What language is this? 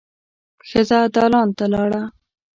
Pashto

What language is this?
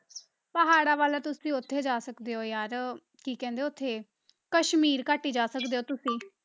Punjabi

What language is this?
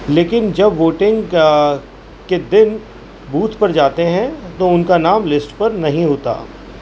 Urdu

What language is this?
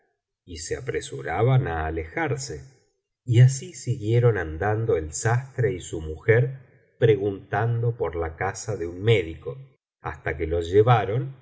Spanish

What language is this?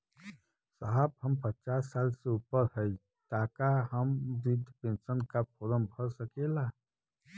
Bhojpuri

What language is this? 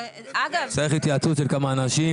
Hebrew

